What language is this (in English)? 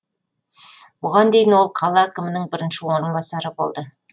Kazakh